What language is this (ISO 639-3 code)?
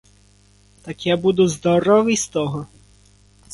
ukr